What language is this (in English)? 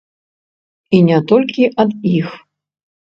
Belarusian